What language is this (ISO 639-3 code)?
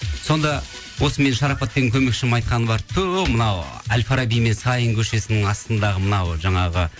kaz